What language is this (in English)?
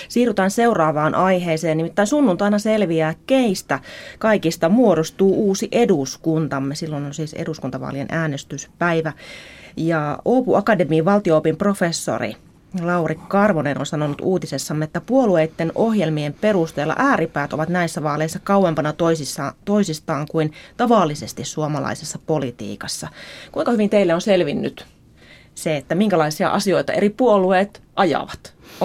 Finnish